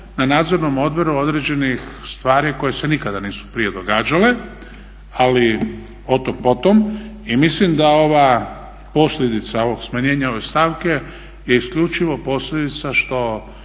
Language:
Croatian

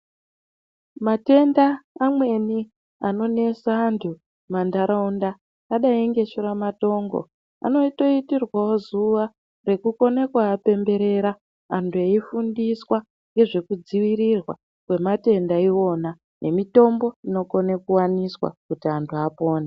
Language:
Ndau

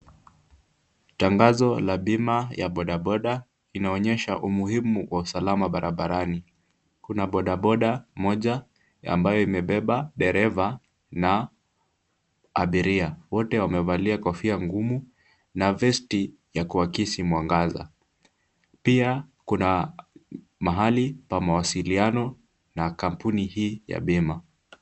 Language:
Swahili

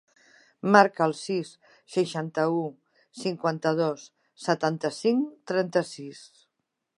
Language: Catalan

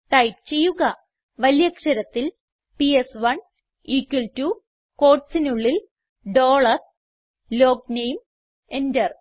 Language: Malayalam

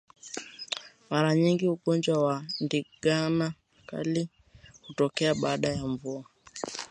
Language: Swahili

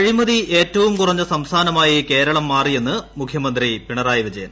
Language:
Malayalam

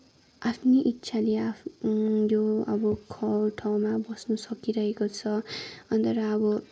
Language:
Nepali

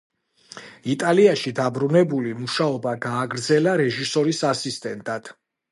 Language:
Georgian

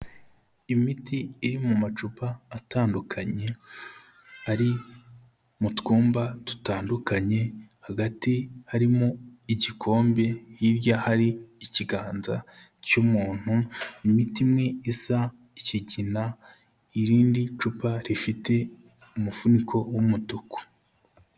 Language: Kinyarwanda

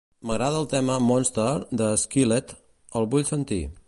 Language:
Catalan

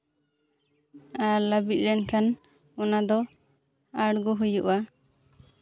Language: Santali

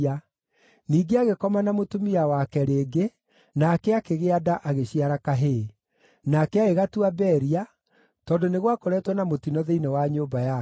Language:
Kikuyu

